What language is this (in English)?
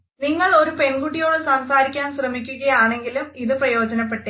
Malayalam